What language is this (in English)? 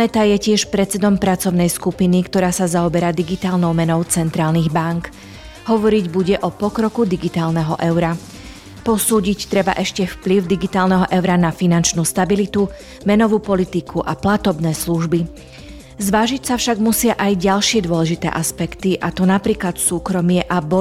Slovak